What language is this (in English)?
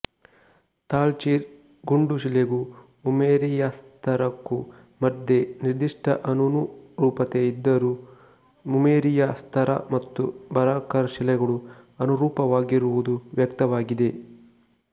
Kannada